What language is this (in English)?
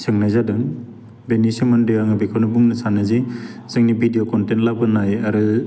Bodo